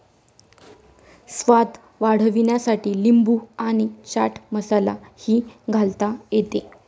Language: Marathi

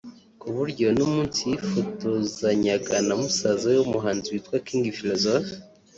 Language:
Kinyarwanda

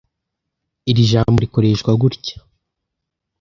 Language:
Kinyarwanda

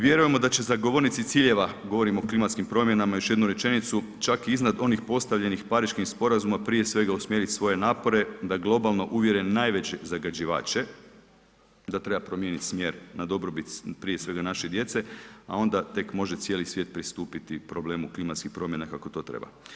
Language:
Croatian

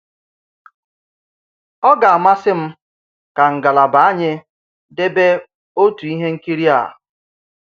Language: Igbo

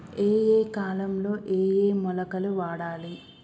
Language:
Telugu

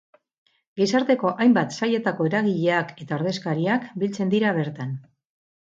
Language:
Basque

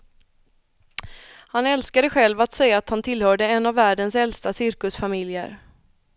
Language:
Swedish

